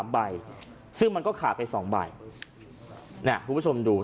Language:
Thai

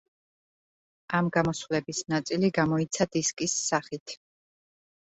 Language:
Georgian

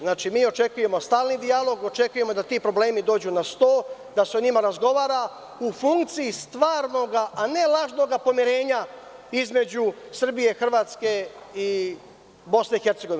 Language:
Serbian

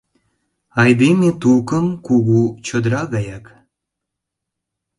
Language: Mari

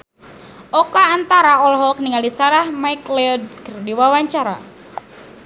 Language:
Sundanese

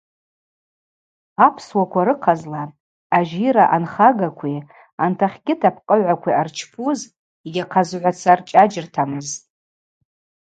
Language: Abaza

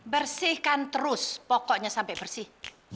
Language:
Indonesian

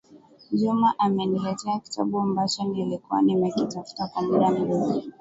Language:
Swahili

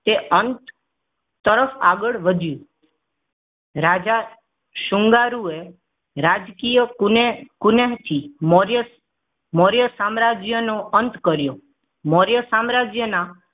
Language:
Gujarati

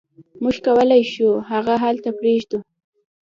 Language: Pashto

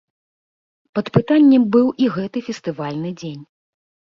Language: Belarusian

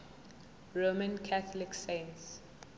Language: Zulu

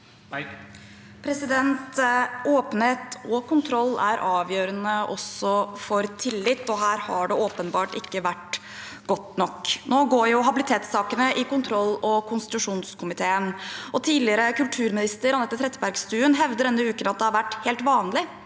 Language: Norwegian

